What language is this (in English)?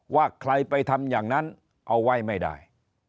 Thai